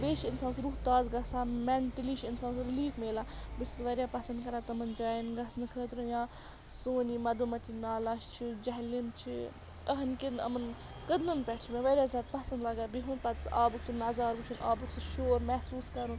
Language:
Kashmiri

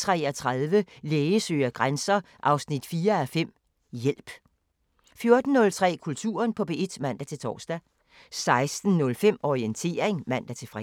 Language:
Danish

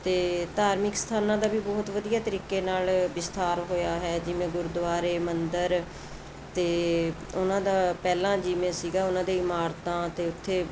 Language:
Punjabi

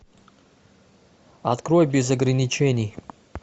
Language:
Russian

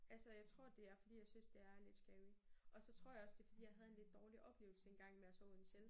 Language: Danish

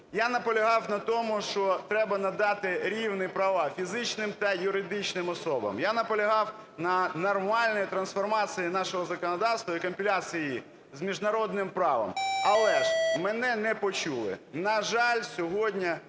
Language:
Ukrainian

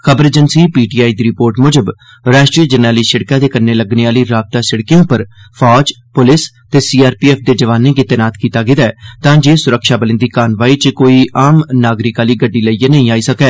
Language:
Dogri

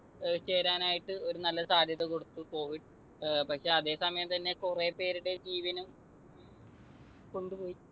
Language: Malayalam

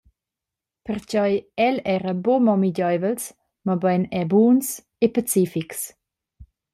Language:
Romansh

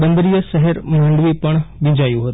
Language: Gujarati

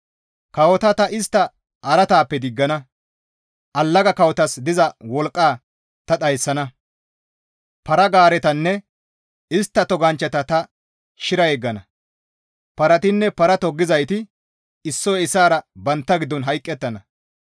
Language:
Gamo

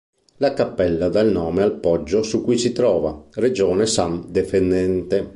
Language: Italian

